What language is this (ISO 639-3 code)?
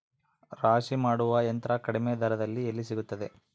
kan